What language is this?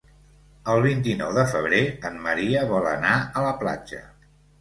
Catalan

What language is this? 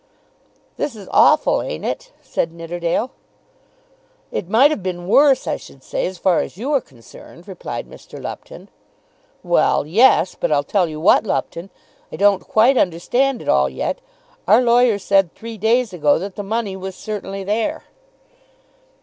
English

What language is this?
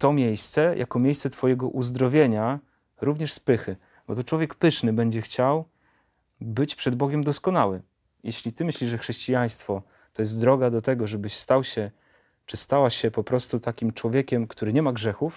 Polish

